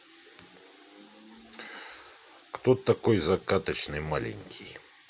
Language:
Russian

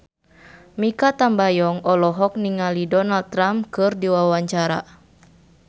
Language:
Sundanese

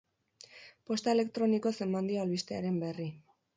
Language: Basque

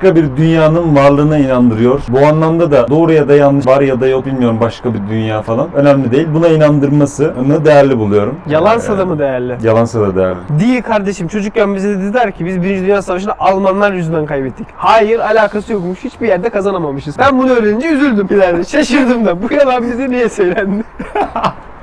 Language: Turkish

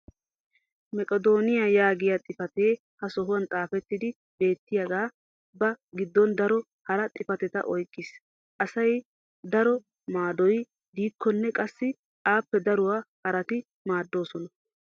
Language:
Wolaytta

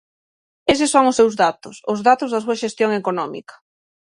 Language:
Galician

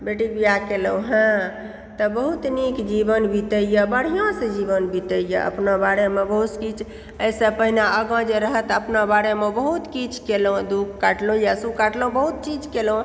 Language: Maithili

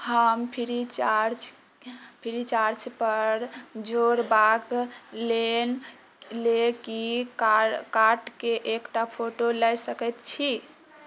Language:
Maithili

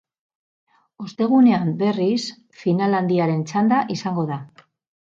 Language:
Basque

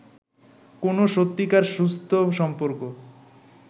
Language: Bangla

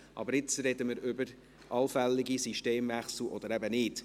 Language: Swiss German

